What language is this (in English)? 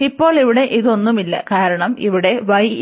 Malayalam